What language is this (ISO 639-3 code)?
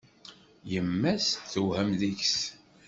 kab